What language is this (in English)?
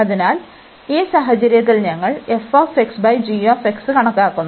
Malayalam